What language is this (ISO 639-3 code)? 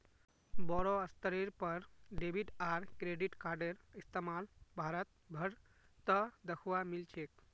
mag